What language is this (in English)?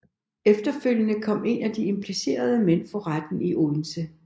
Danish